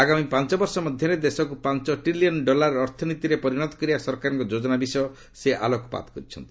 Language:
Odia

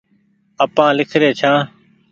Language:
Goaria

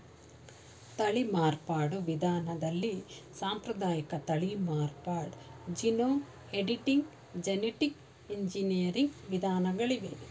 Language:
Kannada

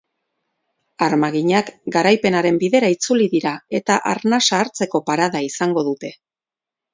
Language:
Basque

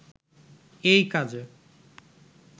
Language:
Bangla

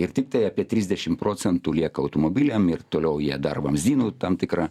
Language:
Lithuanian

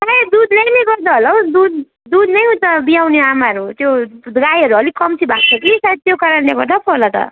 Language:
Nepali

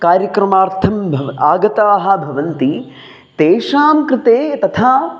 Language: Sanskrit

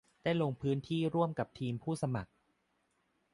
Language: Thai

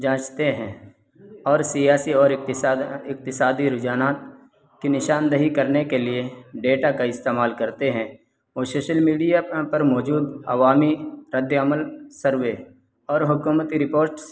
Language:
Urdu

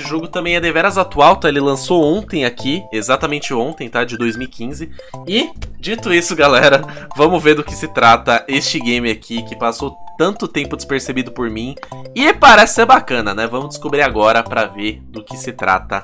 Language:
Portuguese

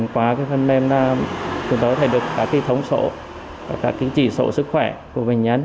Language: Vietnamese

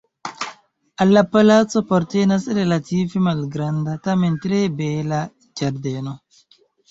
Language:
Esperanto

